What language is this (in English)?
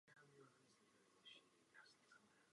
Czech